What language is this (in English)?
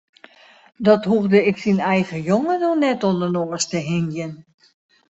Western Frisian